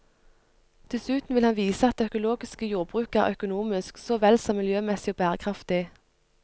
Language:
Norwegian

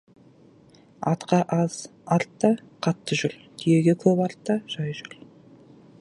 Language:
Kazakh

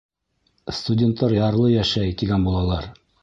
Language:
Bashkir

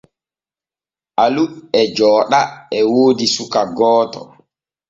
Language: Borgu Fulfulde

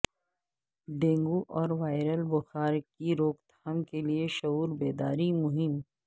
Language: Urdu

